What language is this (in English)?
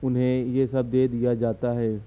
Urdu